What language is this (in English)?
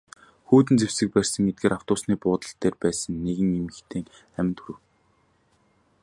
Mongolian